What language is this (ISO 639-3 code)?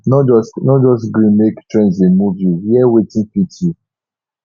pcm